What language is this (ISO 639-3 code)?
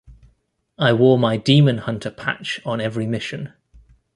eng